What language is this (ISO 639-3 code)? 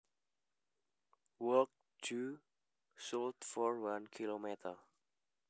jav